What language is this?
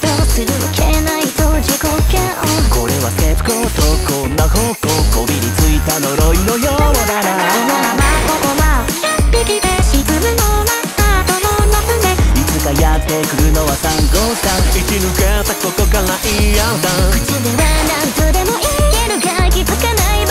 Japanese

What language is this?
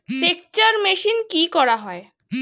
Bangla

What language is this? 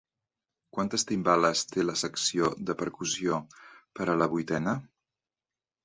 Catalan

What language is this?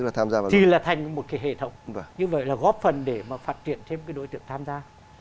Vietnamese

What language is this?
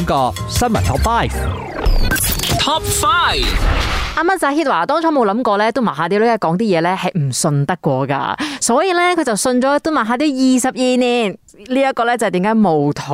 Chinese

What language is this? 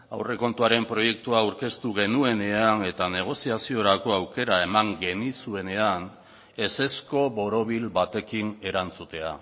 Basque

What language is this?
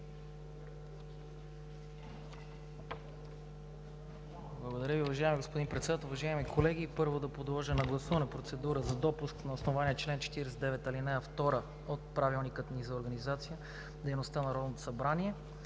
Bulgarian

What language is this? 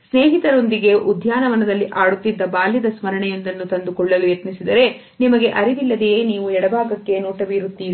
Kannada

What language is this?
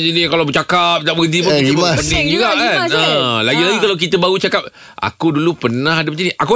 Malay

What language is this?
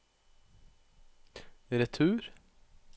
Norwegian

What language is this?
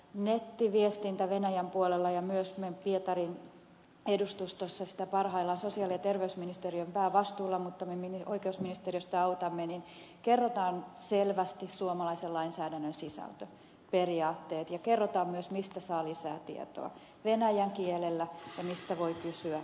Finnish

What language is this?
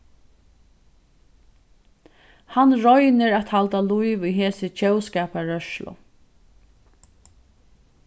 Faroese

